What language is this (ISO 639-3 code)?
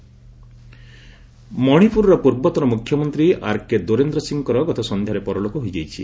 ori